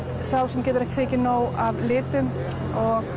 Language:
Icelandic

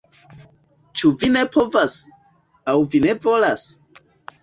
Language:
Esperanto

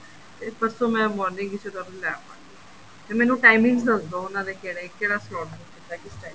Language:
Punjabi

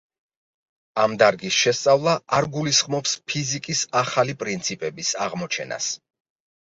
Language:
Georgian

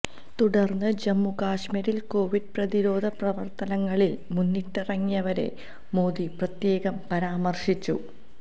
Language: Malayalam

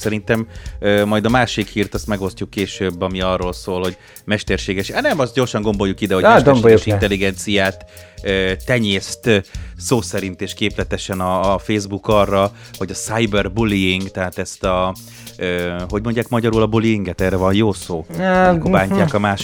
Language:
Hungarian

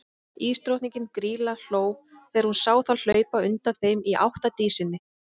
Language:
Icelandic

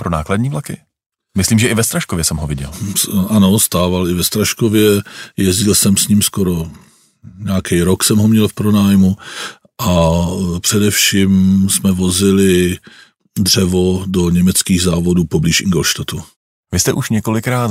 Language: Czech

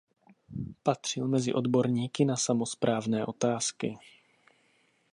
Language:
Czech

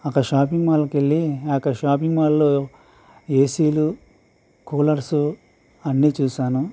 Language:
Telugu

